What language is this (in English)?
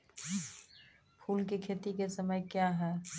Maithili